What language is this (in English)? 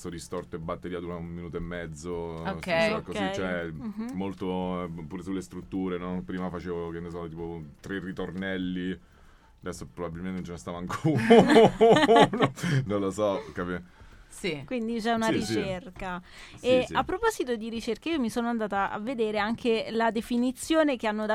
Italian